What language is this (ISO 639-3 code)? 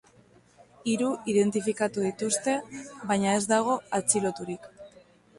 eus